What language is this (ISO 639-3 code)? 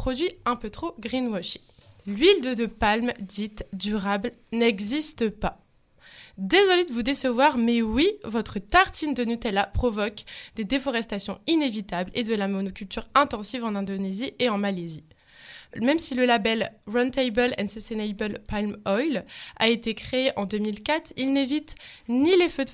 fra